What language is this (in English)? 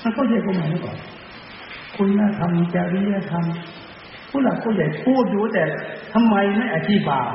Thai